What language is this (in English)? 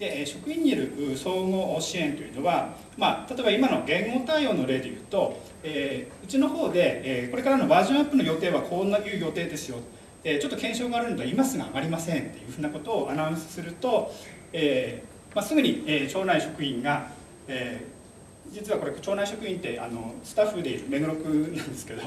Japanese